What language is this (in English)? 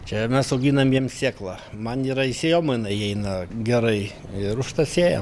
Lithuanian